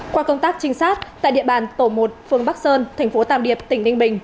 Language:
Vietnamese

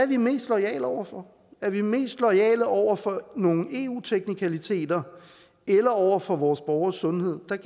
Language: Danish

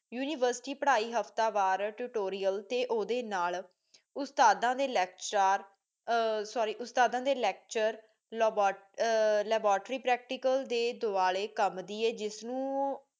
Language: Punjabi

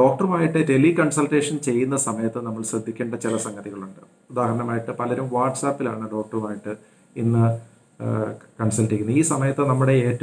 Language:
Romanian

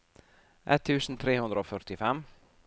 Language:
Norwegian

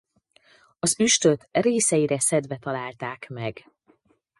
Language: Hungarian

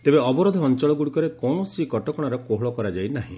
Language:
Odia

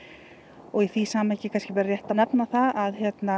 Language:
Icelandic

